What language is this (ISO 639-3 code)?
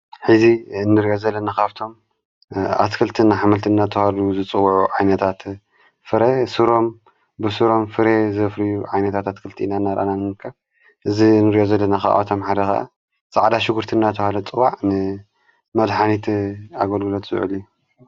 tir